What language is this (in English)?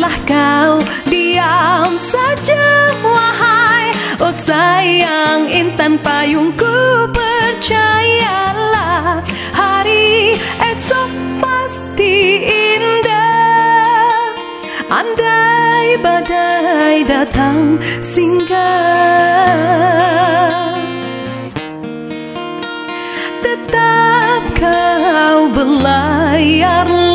Malay